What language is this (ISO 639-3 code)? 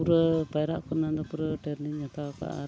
sat